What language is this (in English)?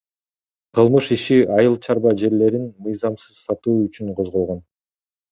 Kyrgyz